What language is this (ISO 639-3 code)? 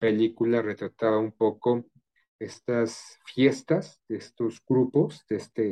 spa